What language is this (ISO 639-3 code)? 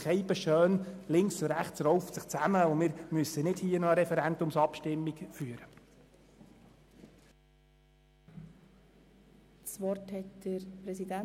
gsw